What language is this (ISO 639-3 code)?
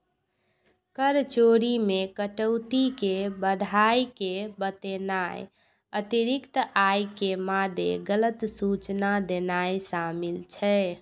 mai